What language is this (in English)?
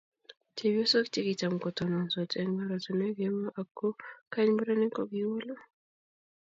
Kalenjin